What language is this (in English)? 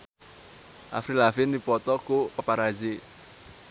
Sundanese